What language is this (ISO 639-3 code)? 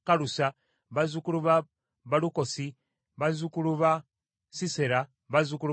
lug